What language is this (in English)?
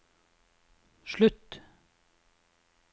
Norwegian